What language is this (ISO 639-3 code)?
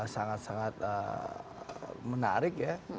ind